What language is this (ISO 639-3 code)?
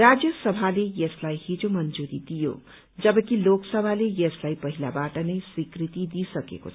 nep